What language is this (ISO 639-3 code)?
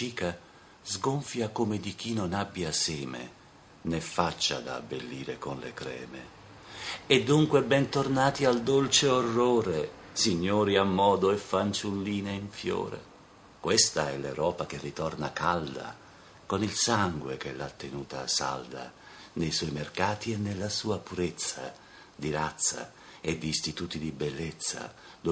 ita